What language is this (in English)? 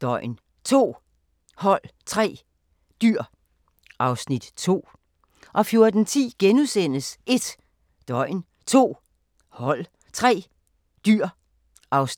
Danish